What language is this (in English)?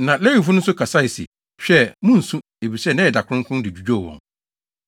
Akan